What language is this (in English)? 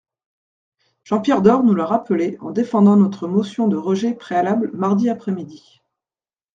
French